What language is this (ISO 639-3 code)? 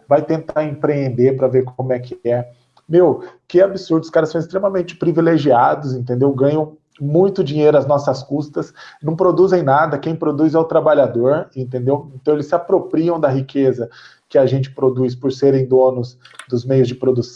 por